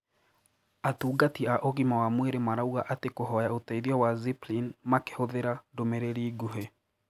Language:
Kikuyu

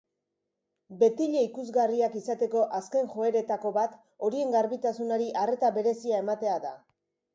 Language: Basque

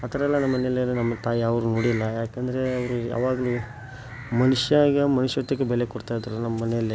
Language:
Kannada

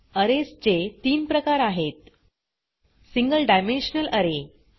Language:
Marathi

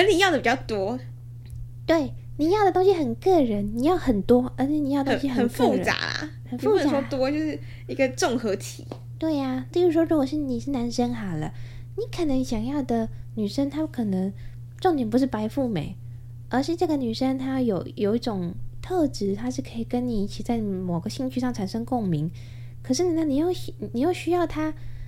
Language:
Chinese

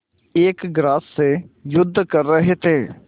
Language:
Hindi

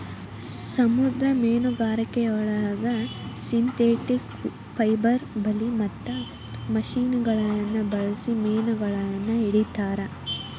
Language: Kannada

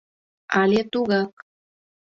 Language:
Mari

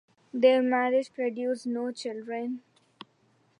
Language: English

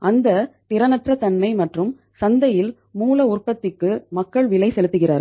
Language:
Tamil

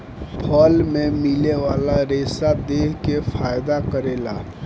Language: Bhojpuri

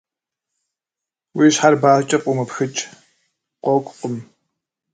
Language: Kabardian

